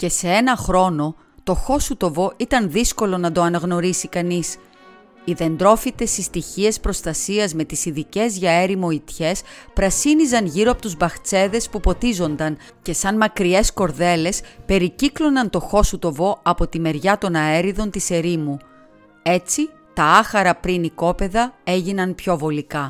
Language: Greek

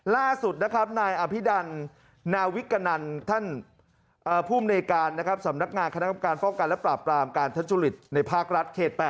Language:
Thai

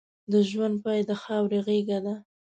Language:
Pashto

